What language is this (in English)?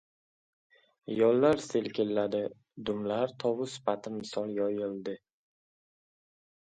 Uzbek